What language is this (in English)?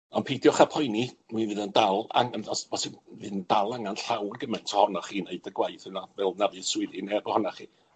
Welsh